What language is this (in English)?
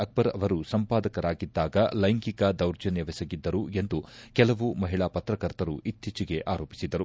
Kannada